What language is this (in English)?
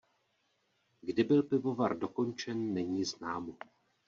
Czech